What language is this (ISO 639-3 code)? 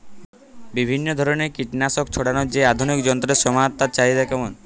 ben